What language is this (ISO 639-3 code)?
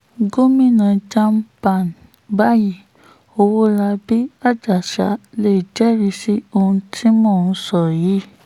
yor